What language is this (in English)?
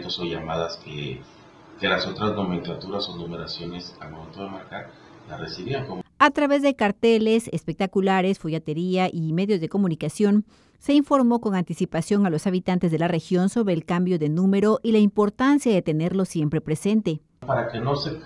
Spanish